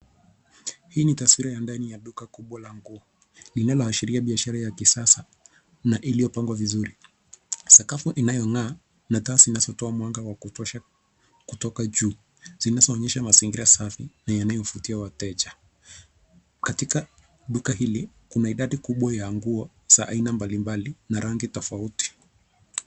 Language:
Swahili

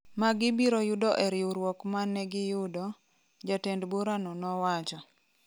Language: Luo (Kenya and Tanzania)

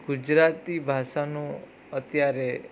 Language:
Gujarati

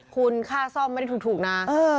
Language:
Thai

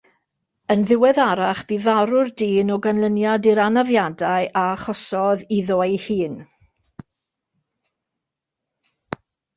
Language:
Welsh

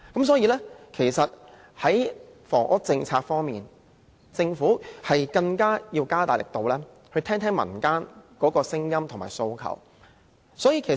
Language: Cantonese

